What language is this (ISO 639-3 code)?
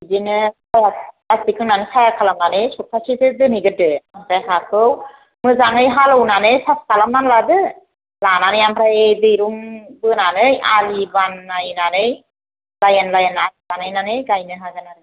brx